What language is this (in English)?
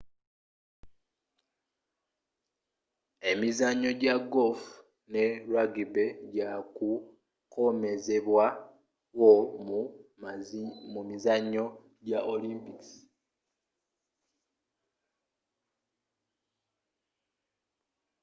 Ganda